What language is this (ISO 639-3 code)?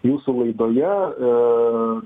lit